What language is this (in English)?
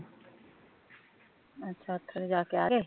Punjabi